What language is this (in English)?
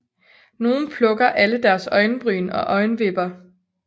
Danish